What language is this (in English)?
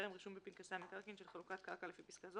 Hebrew